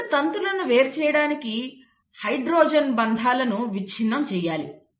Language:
Telugu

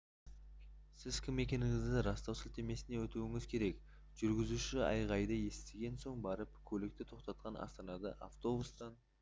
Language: Kazakh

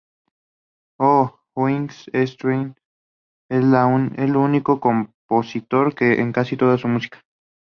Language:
Spanish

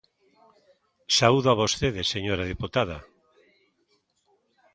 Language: Galician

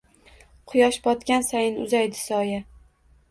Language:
Uzbek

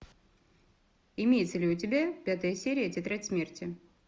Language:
Russian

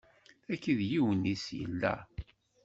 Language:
Kabyle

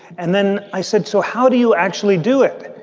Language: English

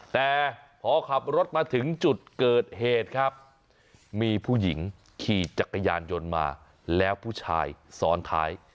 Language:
Thai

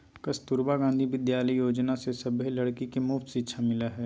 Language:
Magahi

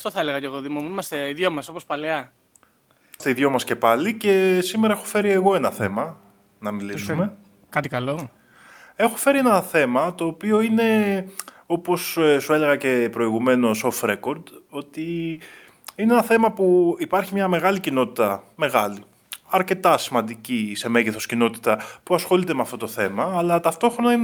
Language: Greek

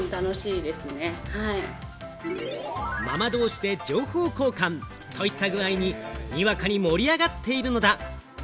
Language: Japanese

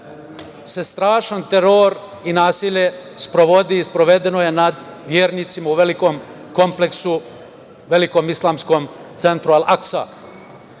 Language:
Serbian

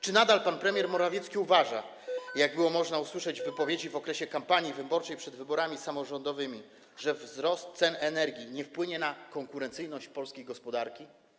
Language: Polish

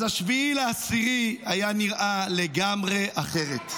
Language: Hebrew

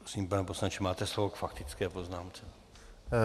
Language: Czech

